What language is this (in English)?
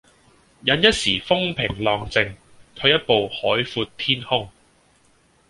Cantonese